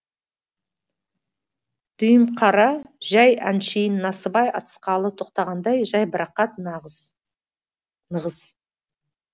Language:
Kazakh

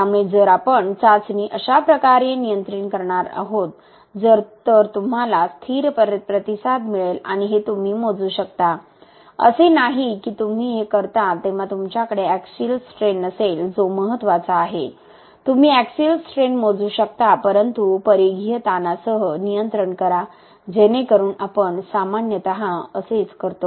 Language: Marathi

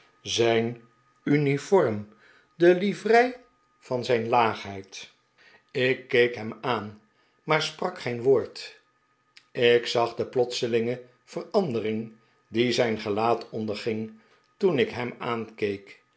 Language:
Dutch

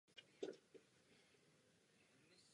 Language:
Czech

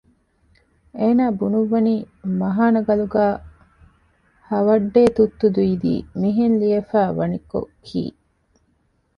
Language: Divehi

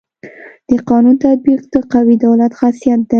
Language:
Pashto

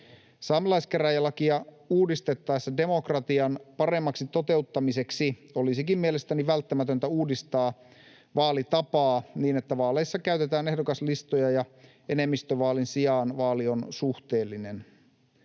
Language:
Finnish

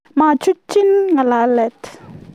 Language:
Kalenjin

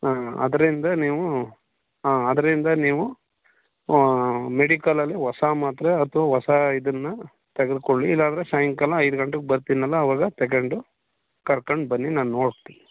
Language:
Kannada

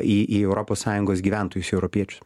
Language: Lithuanian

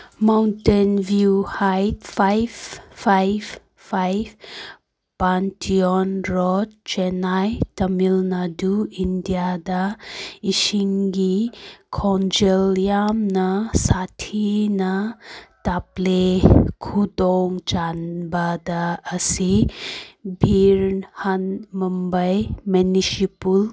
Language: Manipuri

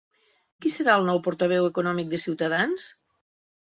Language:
Catalan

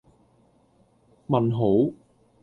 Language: Cantonese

